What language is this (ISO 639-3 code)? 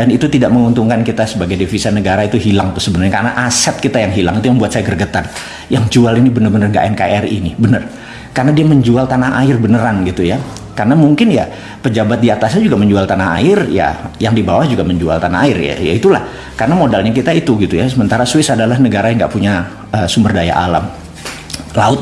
ind